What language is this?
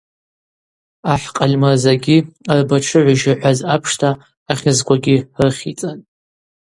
Abaza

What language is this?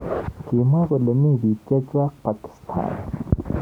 Kalenjin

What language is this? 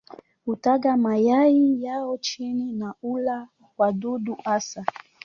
Swahili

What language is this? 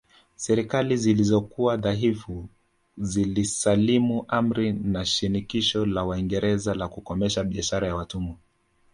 Swahili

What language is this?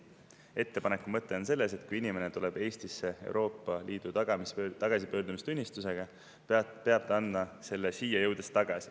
Estonian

